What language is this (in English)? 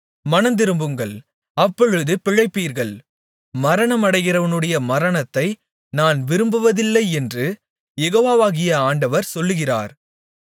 Tamil